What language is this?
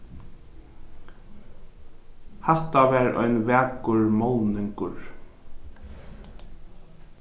Faroese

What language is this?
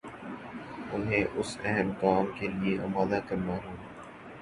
Urdu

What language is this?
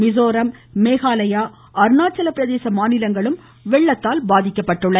Tamil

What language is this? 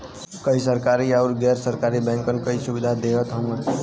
Bhojpuri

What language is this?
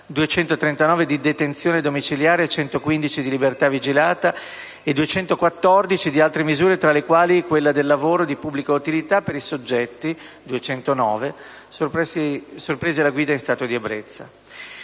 Italian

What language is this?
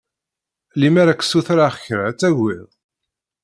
Kabyle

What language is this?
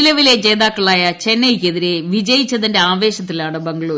Malayalam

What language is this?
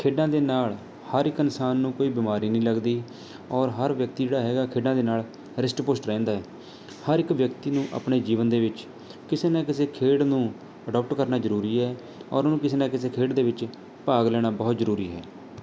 Punjabi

